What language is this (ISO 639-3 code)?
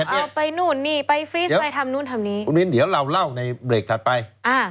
tha